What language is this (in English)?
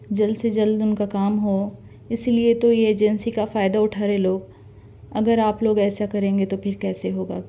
Urdu